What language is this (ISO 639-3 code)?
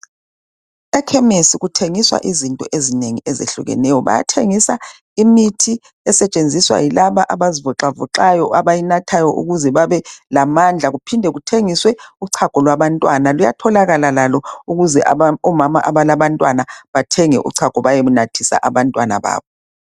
nde